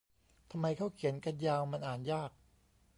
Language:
Thai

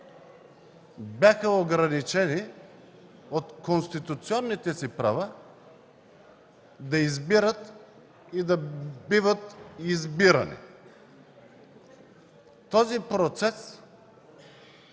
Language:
Bulgarian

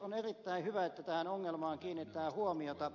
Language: Finnish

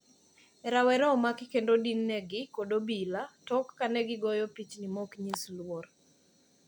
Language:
Luo (Kenya and Tanzania)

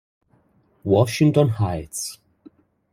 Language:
Italian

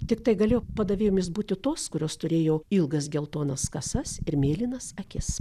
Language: Lithuanian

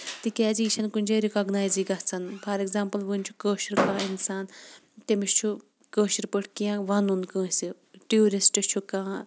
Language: Kashmiri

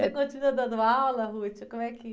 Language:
Portuguese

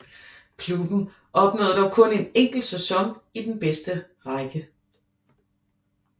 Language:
Danish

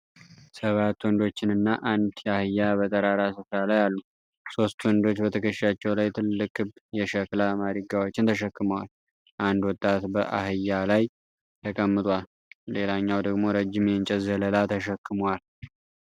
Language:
Amharic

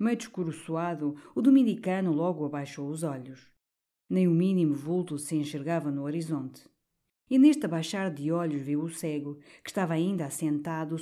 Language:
Portuguese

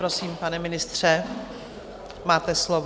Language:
Czech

